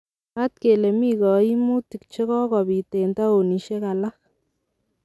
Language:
Kalenjin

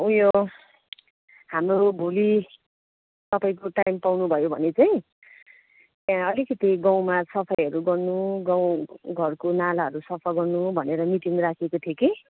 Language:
Nepali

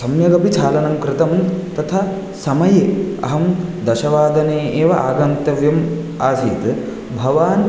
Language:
Sanskrit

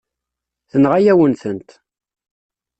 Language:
Kabyle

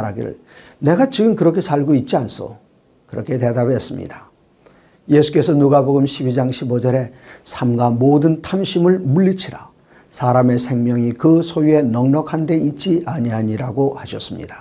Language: Korean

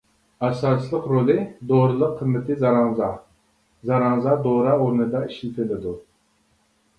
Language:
Uyghur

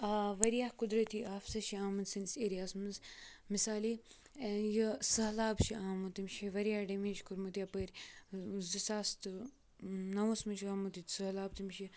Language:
Kashmiri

